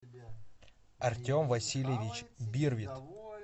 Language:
Russian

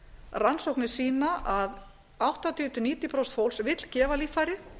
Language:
Icelandic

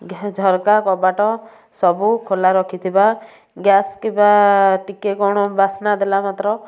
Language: Odia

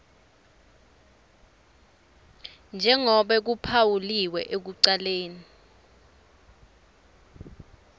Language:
Swati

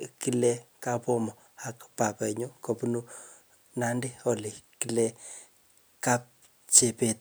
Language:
Kalenjin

